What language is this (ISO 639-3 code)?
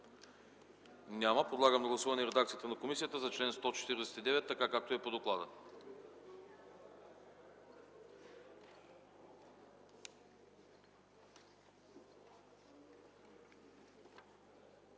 bul